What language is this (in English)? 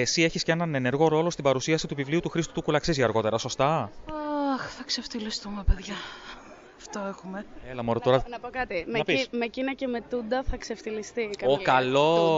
Greek